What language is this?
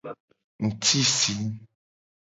Gen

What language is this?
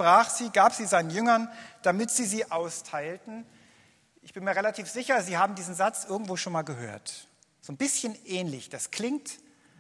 German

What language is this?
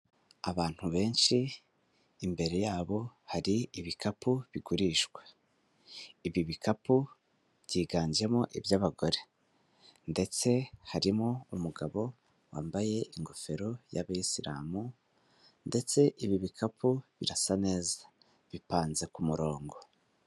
Kinyarwanda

